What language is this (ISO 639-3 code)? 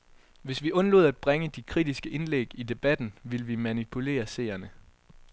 dan